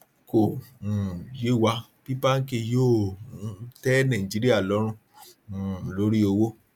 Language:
Yoruba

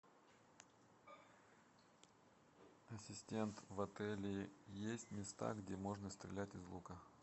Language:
Russian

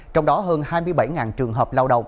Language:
Vietnamese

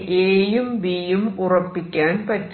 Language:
Malayalam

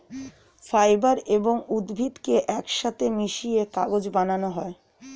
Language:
Bangla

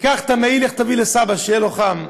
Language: Hebrew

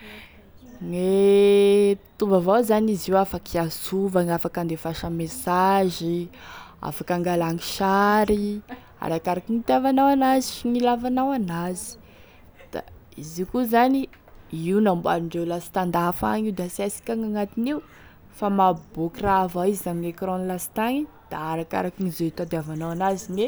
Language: Tesaka Malagasy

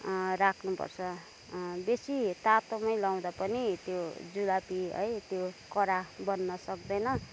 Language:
Nepali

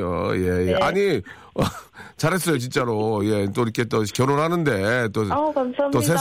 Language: Korean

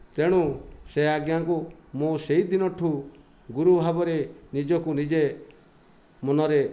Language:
Odia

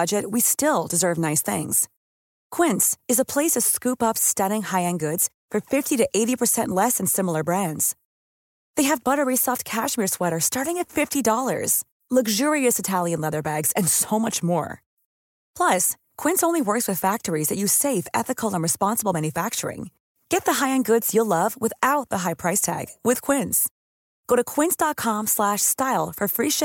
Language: Dutch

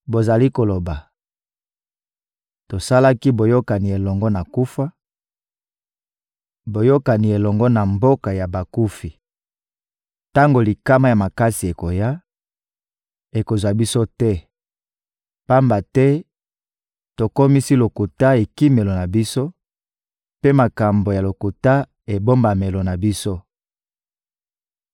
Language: Lingala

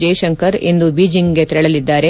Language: Kannada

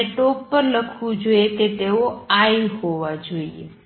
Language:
Gujarati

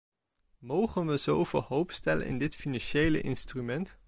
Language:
Dutch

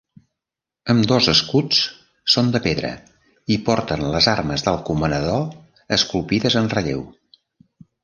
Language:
Catalan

